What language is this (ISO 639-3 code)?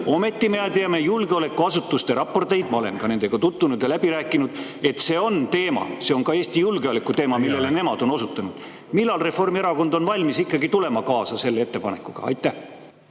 est